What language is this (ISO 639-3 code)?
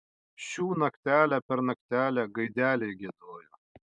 lit